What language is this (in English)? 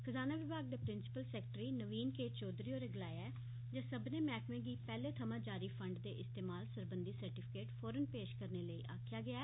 Dogri